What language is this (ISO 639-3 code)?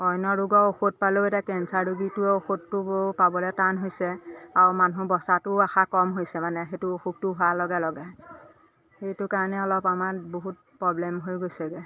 asm